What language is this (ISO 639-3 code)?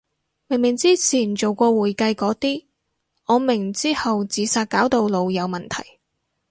yue